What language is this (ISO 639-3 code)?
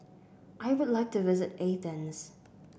eng